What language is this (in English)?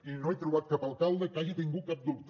Catalan